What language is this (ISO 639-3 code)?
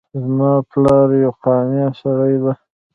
pus